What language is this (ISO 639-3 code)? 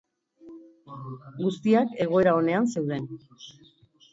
eus